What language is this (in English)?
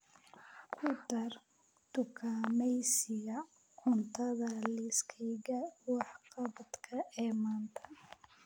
Somali